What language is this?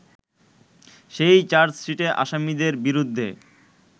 Bangla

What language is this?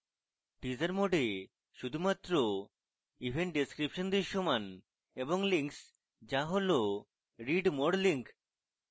Bangla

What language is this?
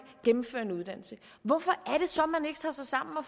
Danish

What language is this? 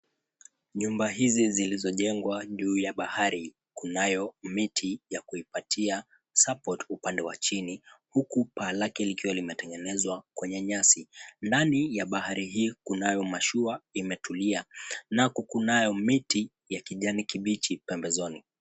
Swahili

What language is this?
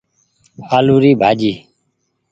Goaria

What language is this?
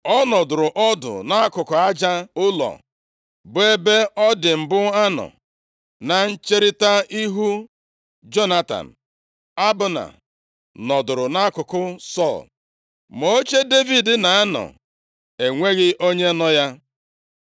Igbo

